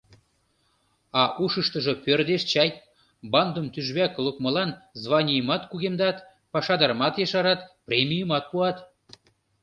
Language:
Mari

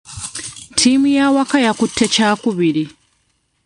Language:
Ganda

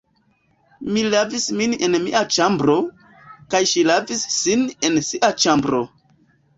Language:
Esperanto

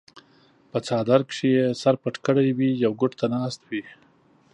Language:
Pashto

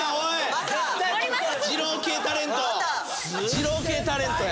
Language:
Japanese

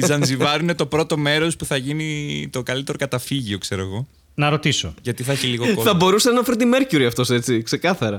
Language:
Greek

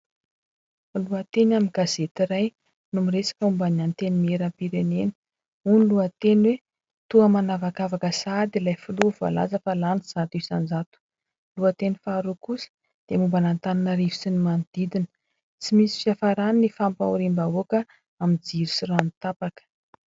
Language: Malagasy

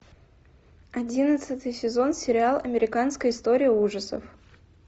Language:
Russian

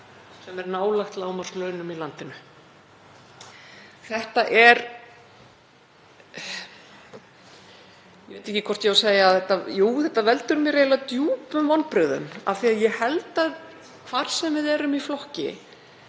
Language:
Icelandic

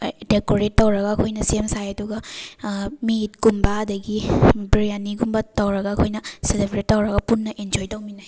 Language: Manipuri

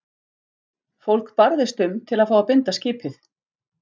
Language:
Icelandic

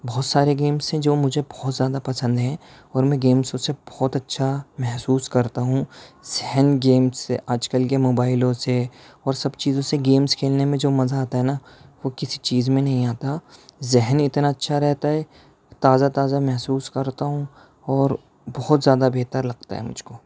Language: Urdu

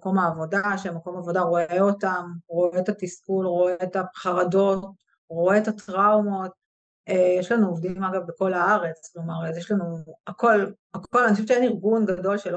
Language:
Hebrew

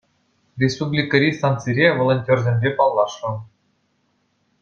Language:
Chuvash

